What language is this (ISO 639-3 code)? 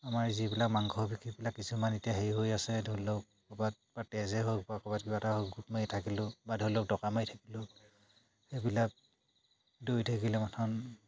asm